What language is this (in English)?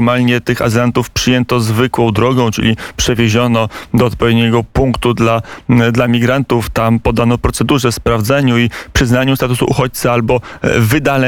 Polish